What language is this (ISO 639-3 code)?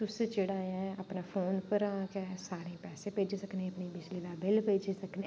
doi